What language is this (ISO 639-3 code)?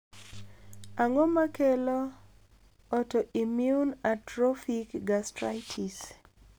luo